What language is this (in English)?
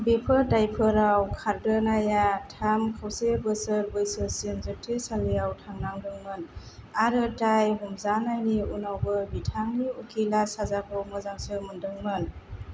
Bodo